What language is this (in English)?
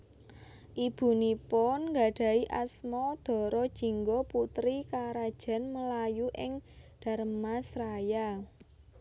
Javanese